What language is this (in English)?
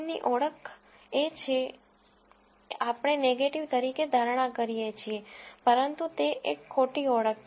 Gujarati